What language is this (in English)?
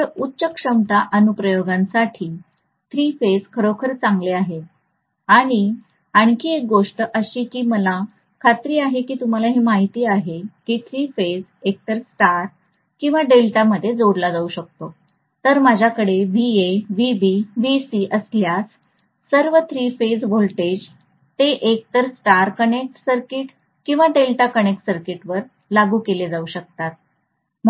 Marathi